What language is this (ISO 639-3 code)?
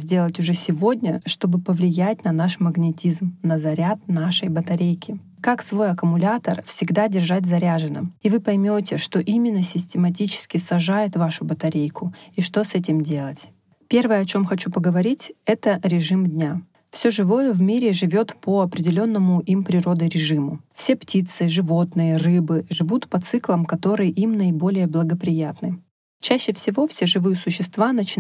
rus